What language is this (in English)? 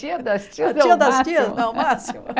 Portuguese